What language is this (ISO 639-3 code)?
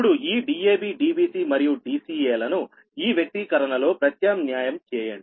tel